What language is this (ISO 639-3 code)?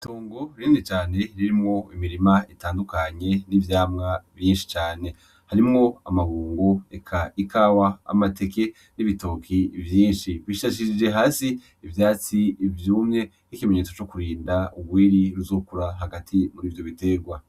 run